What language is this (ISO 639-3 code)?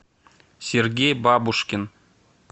rus